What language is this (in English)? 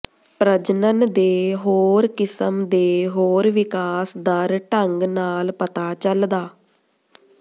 Punjabi